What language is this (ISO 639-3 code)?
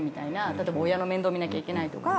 jpn